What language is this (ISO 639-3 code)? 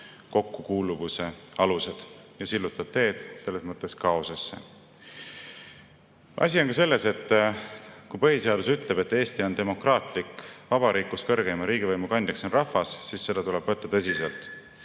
est